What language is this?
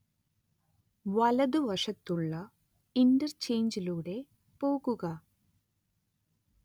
Malayalam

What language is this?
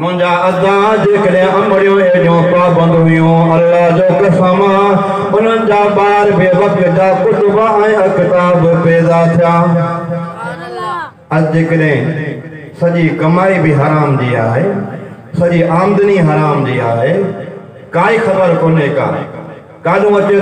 Hindi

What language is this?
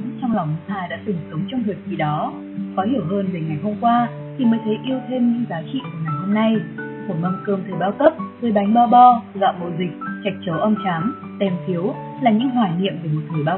Vietnamese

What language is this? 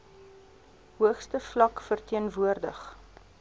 Afrikaans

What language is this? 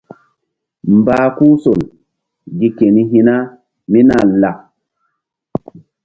Mbum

